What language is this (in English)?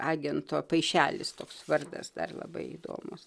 Lithuanian